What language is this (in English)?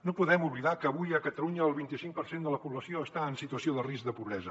Catalan